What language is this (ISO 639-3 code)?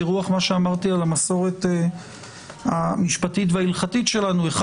heb